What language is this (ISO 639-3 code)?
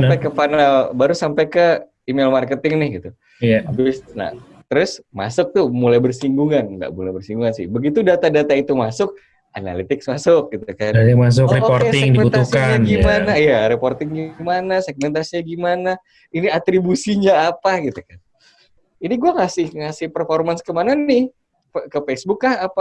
ind